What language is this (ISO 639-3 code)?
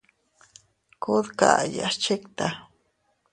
cut